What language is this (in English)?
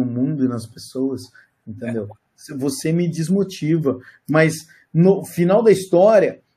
Portuguese